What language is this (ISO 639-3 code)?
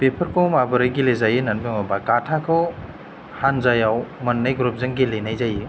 brx